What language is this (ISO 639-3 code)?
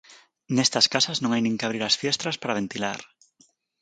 glg